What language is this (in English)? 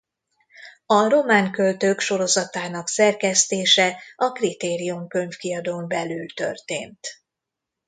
Hungarian